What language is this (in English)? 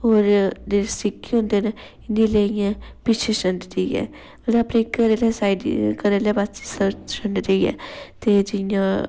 Dogri